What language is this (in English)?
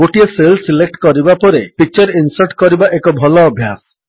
Odia